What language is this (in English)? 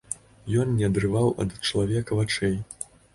Belarusian